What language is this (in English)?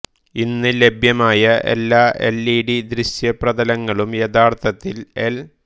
Malayalam